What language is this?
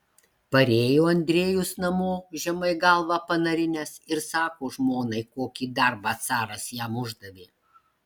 Lithuanian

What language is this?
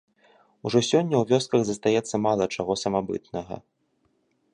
Belarusian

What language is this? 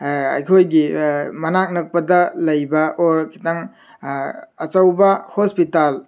Manipuri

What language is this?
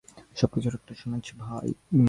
Bangla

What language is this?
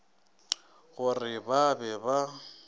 Northern Sotho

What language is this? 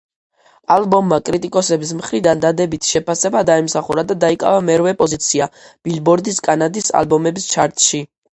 Georgian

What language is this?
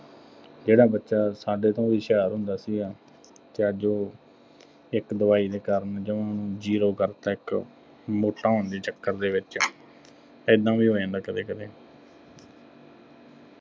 Punjabi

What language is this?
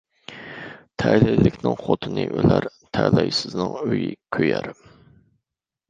Uyghur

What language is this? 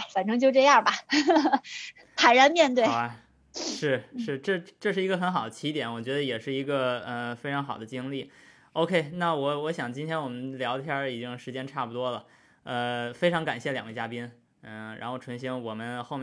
Chinese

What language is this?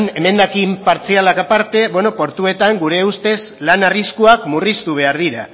Basque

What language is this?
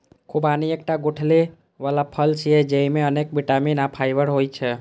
Maithili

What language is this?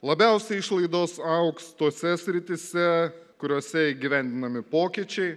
Lithuanian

